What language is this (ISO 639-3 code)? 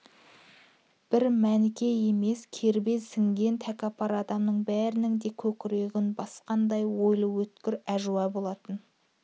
kaz